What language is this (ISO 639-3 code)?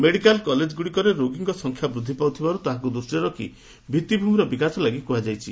ori